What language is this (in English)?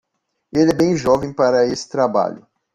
Portuguese